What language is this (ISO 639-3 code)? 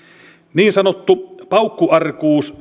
fin